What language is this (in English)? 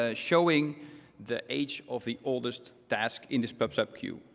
English